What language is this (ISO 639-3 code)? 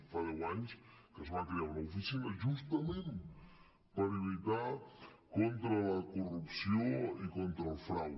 cat